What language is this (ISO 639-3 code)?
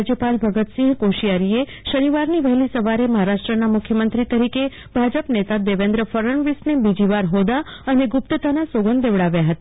guj